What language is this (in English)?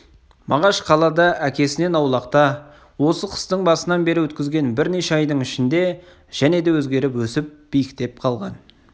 Kazakh